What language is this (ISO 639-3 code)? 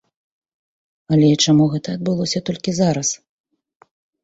bel